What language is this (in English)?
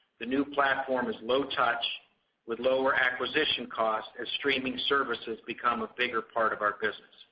English